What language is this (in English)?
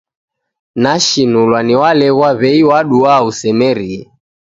Taita